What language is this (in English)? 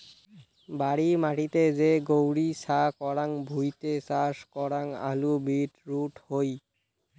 Bangla